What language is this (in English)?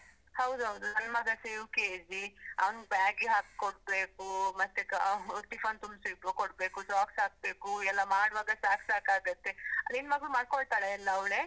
Kannada